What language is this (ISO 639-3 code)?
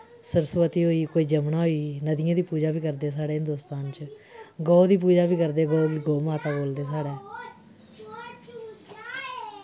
doi